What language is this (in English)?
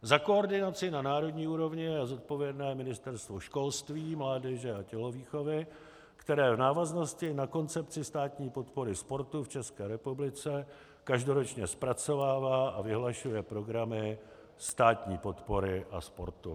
Czech